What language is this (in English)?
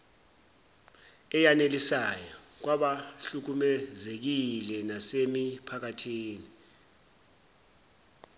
Zulu